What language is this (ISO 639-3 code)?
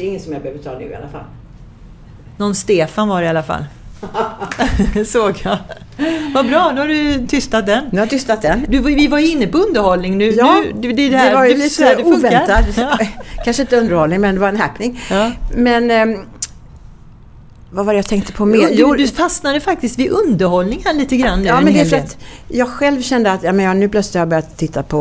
swe